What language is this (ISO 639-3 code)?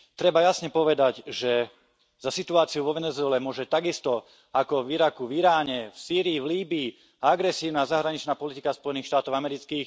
slk